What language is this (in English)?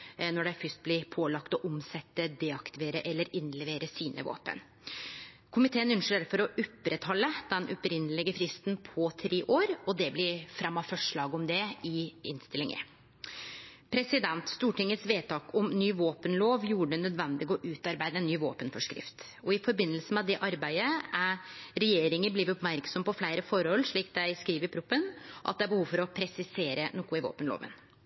Norwegian Nynorsk